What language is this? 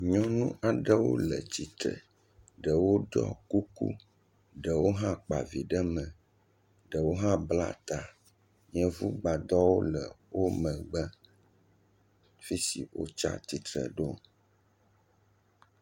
Ewe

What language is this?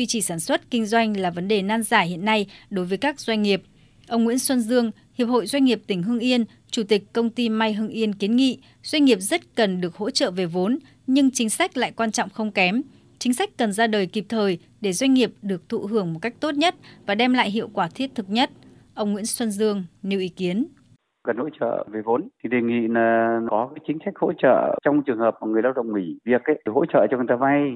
Vietnamese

